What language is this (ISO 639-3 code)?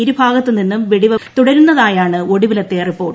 mal